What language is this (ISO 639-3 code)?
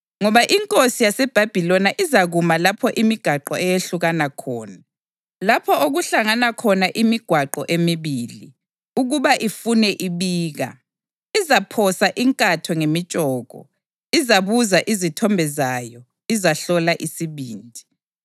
nde